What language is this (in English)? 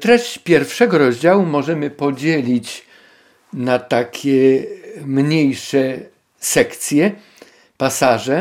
Polish